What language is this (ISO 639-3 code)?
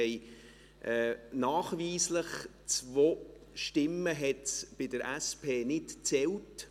gsw